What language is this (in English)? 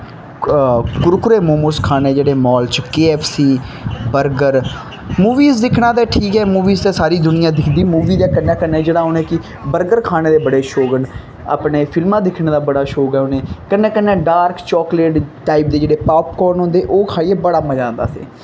Dogri